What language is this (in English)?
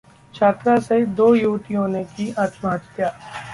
Hindi